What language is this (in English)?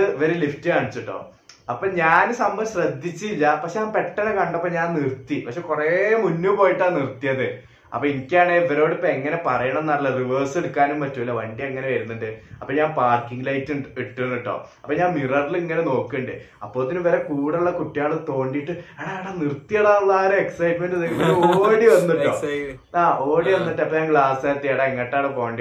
Malayalam